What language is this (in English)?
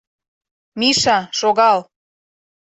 Mari